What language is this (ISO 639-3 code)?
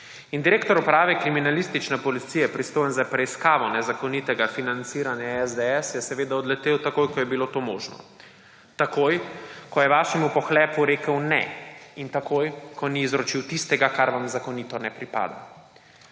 slv